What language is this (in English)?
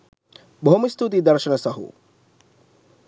Sinhala